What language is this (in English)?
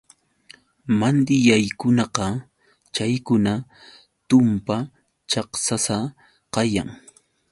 Yauyos Quechua